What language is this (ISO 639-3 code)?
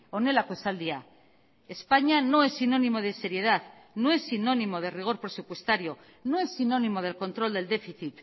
spa